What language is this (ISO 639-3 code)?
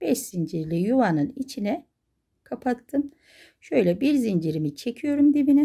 tur